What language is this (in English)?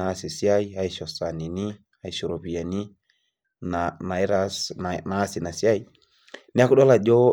Masai